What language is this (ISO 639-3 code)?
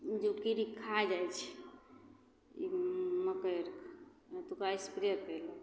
mai